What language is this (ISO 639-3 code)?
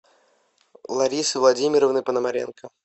rus